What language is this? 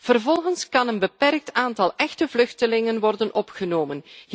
Dutch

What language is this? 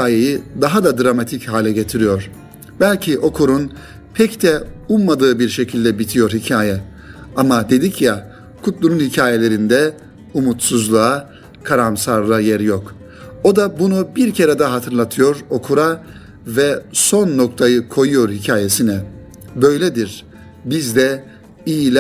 Turkish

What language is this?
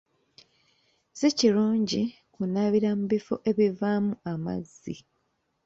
Ganda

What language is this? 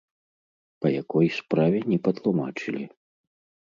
Belarusian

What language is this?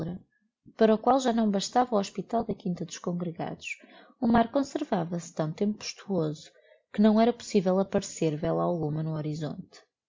Portuguese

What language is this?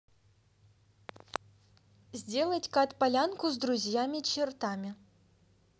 Russian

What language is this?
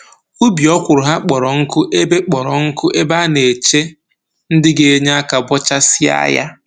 Igbo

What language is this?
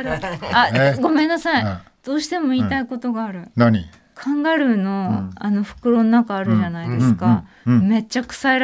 Japanese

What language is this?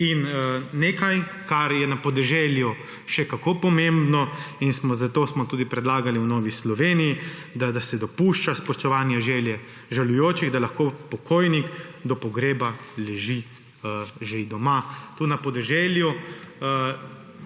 Slovenian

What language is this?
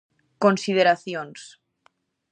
Galician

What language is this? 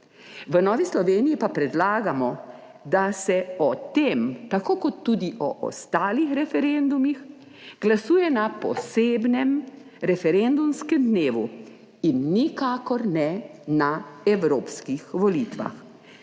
Slovenian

